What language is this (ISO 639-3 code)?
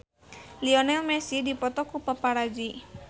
sun